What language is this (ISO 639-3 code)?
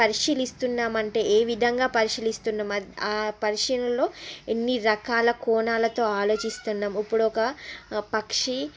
tel